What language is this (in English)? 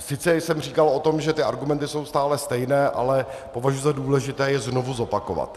Czech